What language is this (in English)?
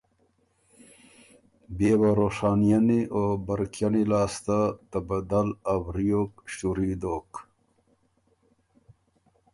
Ormuri